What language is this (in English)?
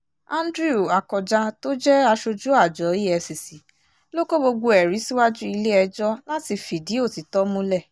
Yoruba